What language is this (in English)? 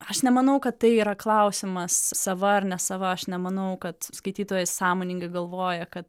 Lithuanian